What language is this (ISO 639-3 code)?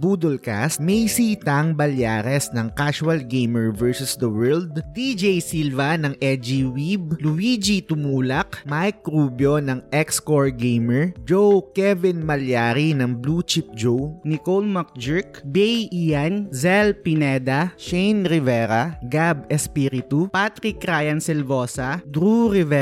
fil